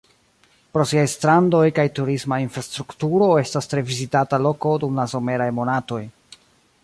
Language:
Esperanto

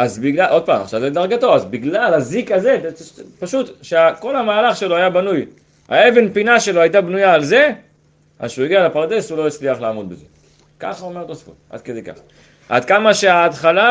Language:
Hebrew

